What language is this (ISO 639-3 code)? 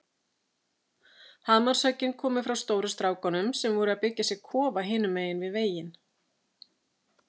isl